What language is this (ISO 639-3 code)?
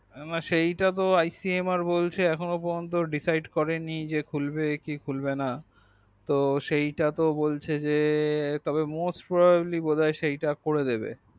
ben